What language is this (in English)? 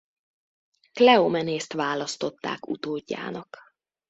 Hungarian